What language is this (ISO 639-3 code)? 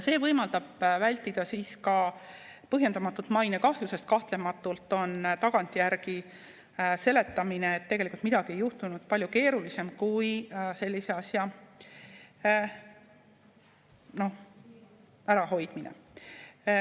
est